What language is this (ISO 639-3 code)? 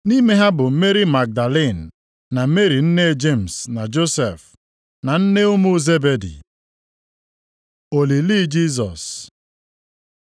ibo